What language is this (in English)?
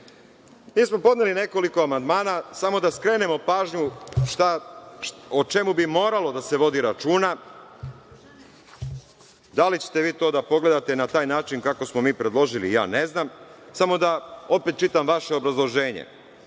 Serbian